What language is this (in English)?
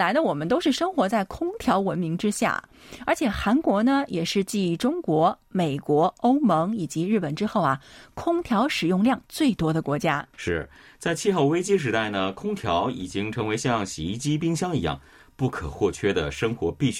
Chinese